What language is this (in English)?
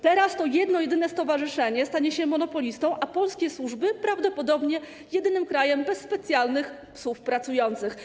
Polish